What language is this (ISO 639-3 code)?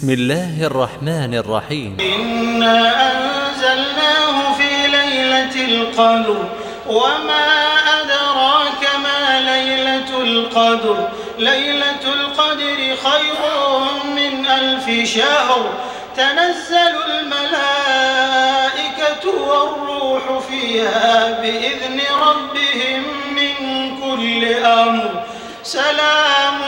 ara